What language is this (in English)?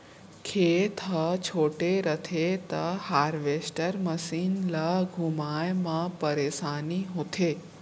Chhattisgarhi